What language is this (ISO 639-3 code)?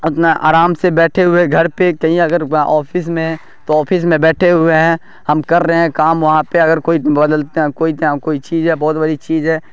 urd